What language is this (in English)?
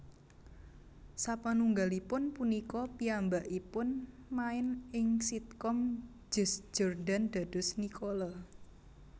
Javanese